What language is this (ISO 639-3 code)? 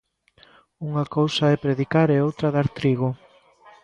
glg